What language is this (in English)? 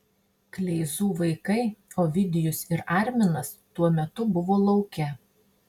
Lithuanian